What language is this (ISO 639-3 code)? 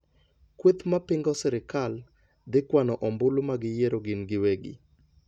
luo